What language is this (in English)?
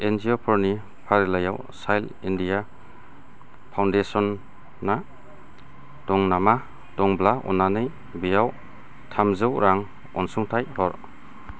Bodo